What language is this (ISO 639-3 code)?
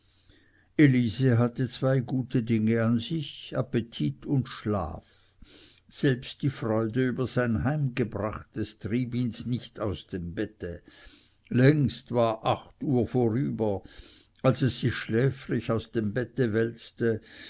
deu